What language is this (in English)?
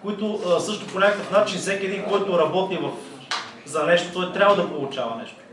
Bulgarian